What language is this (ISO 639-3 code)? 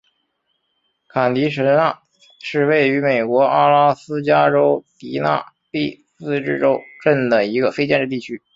zho